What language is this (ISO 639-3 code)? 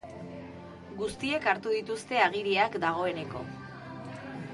eus